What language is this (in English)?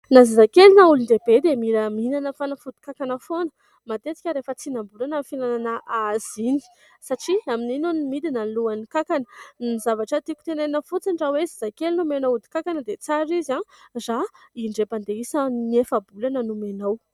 Malagasy